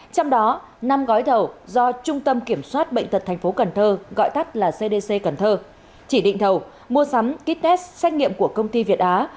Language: Vietnamese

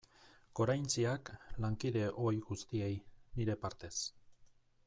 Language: Basque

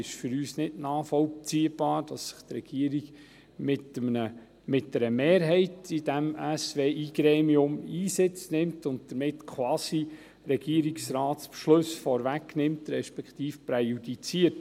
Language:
Swiss German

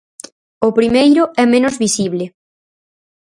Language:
Galician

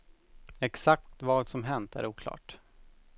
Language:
Swedish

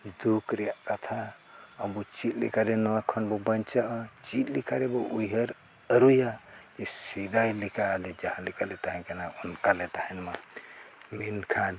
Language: Santali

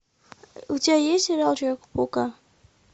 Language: Russian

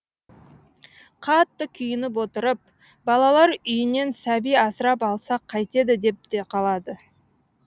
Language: Kazakh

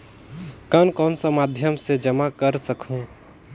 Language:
Chhattisgarhi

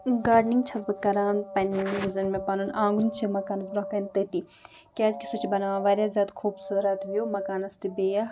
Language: Kashmiri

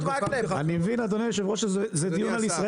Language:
Hebrew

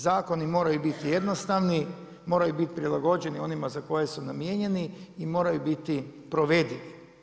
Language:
Croatian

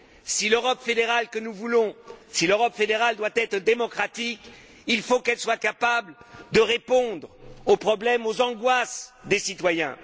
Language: French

